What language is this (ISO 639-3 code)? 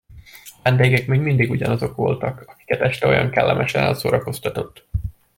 hun